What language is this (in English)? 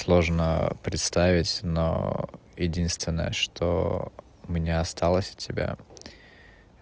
Russian